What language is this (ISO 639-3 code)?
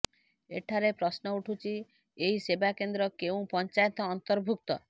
ori